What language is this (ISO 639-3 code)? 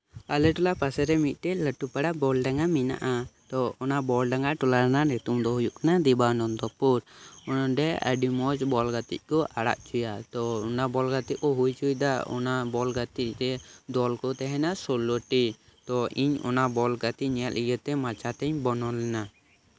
sat